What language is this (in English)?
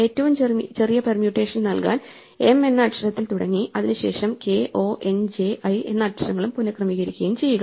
Malayalam